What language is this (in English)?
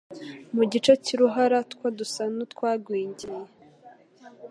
Kinyarwanda